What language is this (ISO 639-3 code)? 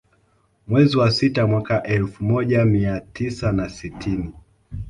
swa